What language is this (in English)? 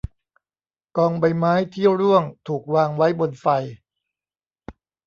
Thai